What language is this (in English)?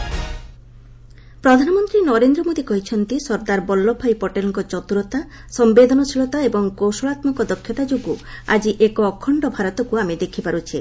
Odia